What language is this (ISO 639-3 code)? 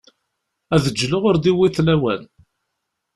kab